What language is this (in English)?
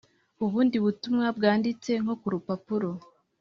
Kinyarwanda